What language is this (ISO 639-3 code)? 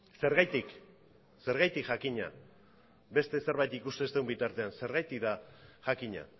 eus